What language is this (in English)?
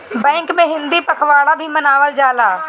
Bhojpuri